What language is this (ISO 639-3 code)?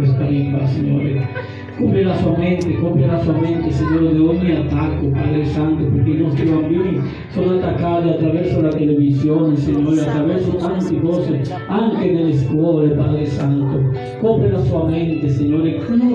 ita